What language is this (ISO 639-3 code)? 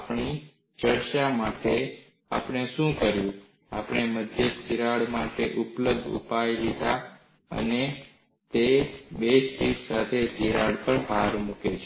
guj